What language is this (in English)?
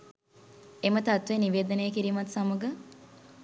Sinhala